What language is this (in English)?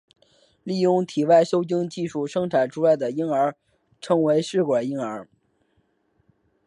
Chinese